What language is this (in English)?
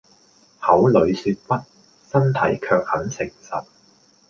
Cantonese